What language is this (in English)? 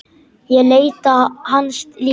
Icelandic